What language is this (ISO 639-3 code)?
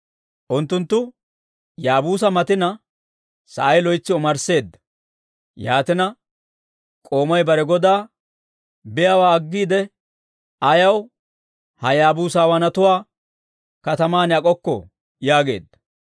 dwr